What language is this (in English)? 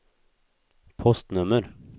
Swedish